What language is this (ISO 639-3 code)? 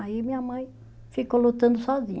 por